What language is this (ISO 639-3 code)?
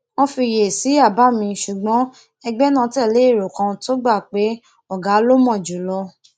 yor